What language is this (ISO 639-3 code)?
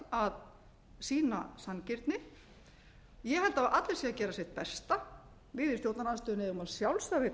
isl